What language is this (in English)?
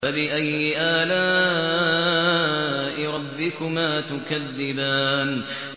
Arabic